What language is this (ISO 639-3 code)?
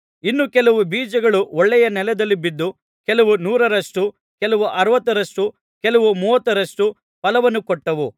kan